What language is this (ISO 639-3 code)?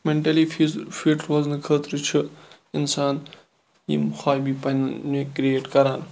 kas